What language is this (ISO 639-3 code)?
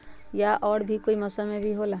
mag